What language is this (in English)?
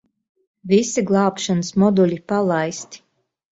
Latvian